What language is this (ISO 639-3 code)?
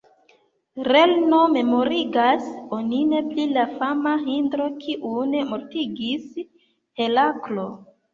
epo